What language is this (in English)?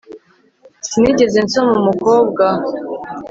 Kinyarwanda